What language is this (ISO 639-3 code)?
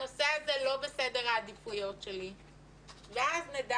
heb